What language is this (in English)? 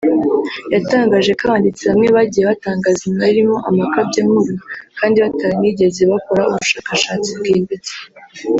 Kinyarwanda